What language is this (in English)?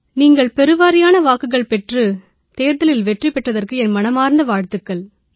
Tamil